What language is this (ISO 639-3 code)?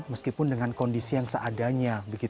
ind